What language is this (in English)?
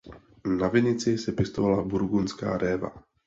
Czech